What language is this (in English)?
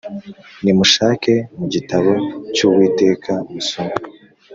Kinyarwanda